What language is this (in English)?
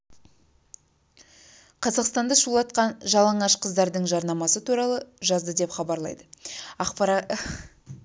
Kazakh